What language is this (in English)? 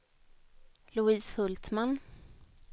Swedish